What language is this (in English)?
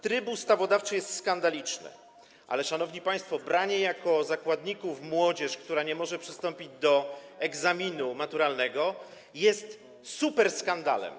Polish